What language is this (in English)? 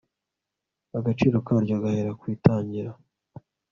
Kinyarwanda